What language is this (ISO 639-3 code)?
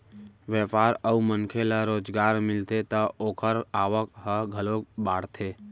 hne